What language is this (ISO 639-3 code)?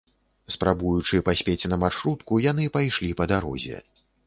bel